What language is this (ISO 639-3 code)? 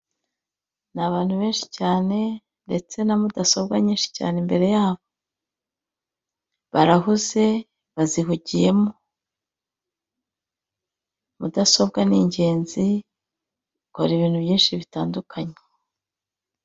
kin